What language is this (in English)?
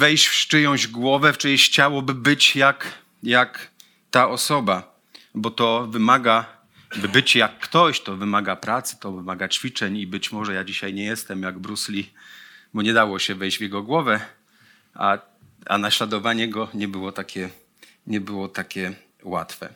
Polish